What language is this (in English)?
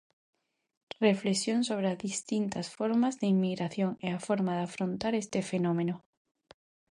Galician